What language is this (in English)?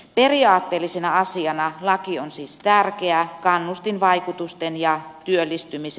Finnish